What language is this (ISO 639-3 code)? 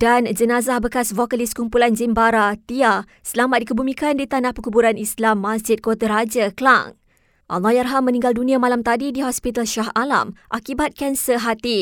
msa